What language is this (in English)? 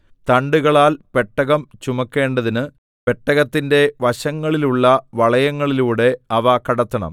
Malayalam